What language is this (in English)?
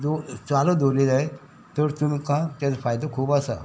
Konkani